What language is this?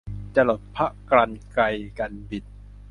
Thai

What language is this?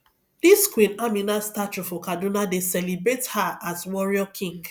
Nigerian Pidgin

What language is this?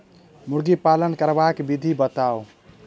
Maithili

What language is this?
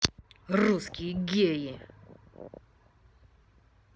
Russian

